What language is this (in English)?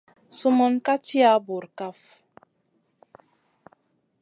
Masana